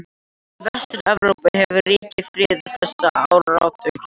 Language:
Icelandic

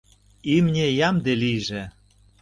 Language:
Mari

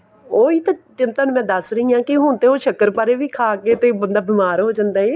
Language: Punjabi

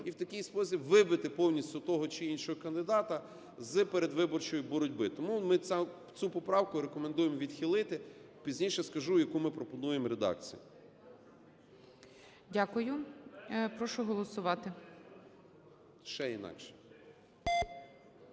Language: Ukrainian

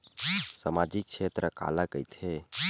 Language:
Chhattisgarhi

